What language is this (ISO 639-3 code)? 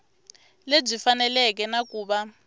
tso